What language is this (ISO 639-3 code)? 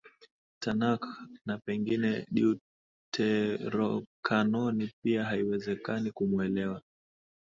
swa